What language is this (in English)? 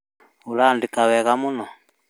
Kikuyu